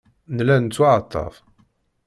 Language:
Kabyle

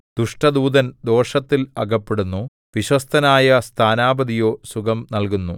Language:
Malayalam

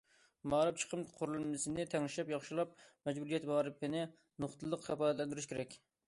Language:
Uyghur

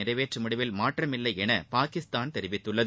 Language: Tamil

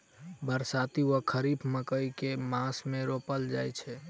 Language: Maithili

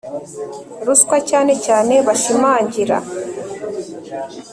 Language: Kinyarwanda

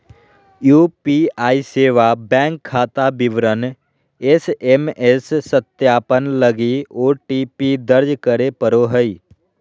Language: Magahi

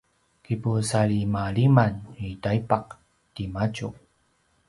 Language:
Paiwan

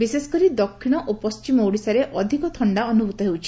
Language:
Odia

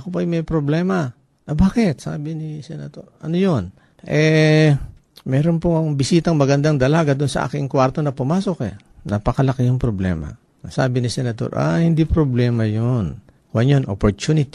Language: Filipino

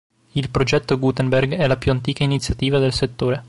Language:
Italian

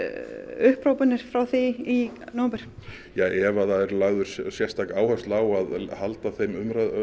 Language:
Icelandic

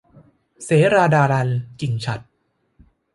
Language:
Thai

